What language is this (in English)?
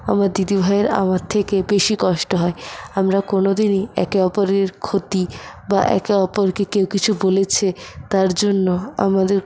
Bangla